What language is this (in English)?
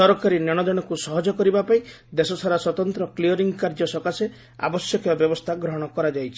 Odia